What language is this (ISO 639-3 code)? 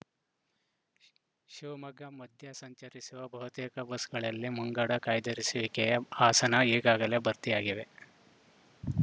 kan